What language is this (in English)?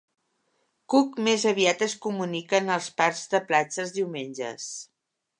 Catalan